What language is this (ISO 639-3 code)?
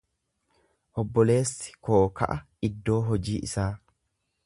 orm